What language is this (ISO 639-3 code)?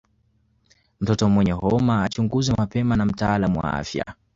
swa